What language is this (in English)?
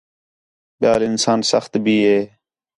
Khetrani